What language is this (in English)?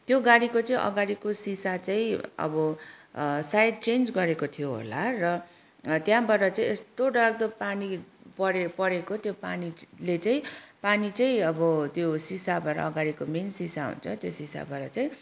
Nepali